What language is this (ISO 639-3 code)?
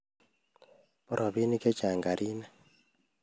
kln